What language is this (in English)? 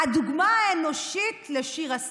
Hebrew